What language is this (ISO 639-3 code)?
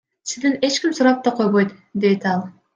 kir